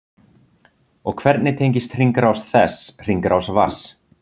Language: Icelandic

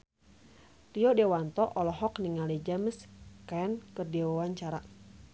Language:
Sundanese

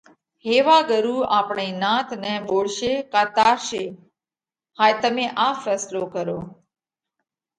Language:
Parkari Koli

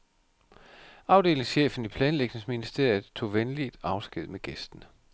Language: Danish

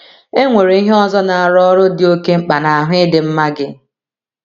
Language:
Igbo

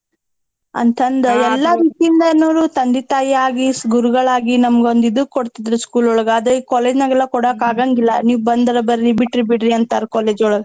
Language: Kannada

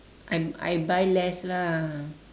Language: English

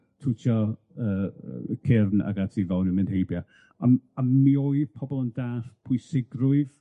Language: Welsh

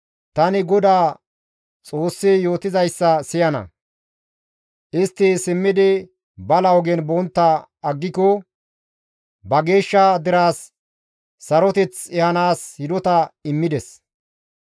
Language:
Gamo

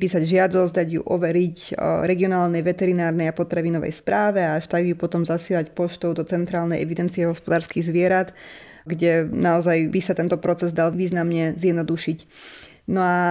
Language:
Slovak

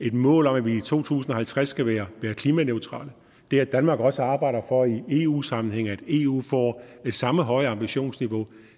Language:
Danish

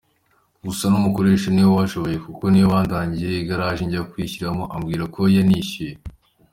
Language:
Kinyarwanda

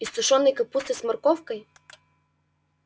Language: Russian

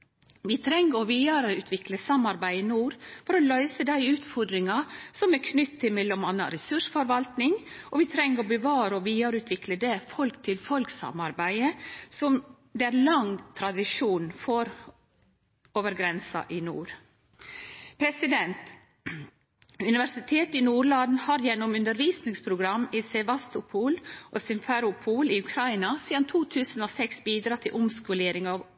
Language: Norwegian Nynorsk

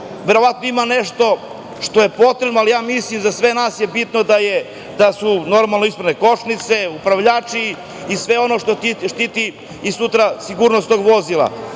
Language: Serbian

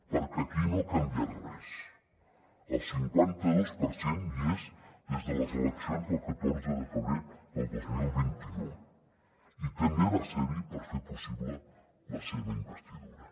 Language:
Catalan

